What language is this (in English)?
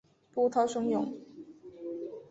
Chinese